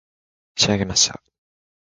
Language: Japanese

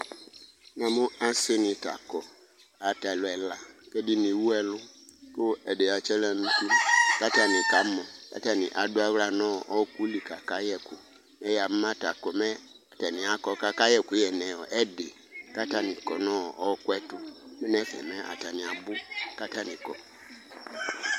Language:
Ikposo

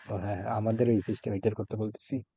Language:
Bangla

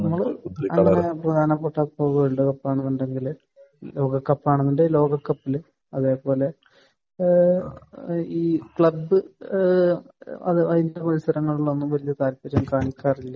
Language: Malayalam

